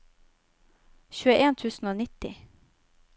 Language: Norwegian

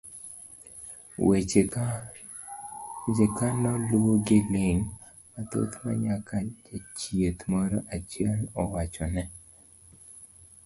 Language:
Luo (Kenya and Tanzania)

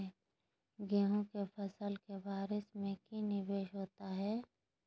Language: Magahi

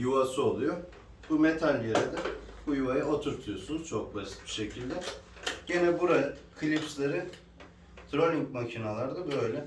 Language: Turkish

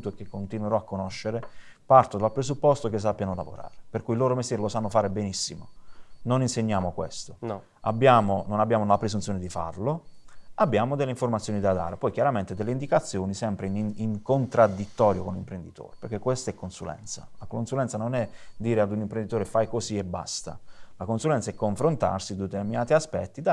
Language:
Italian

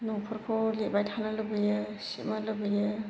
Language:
Bodo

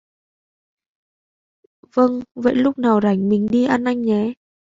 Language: Vietnamese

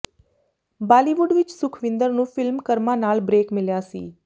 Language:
Punjabi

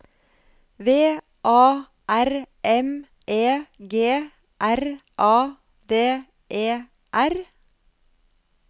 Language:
Norwegian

